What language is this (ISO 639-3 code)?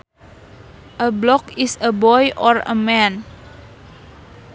sun